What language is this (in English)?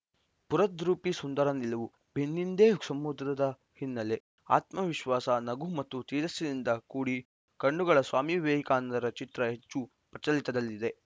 Kannada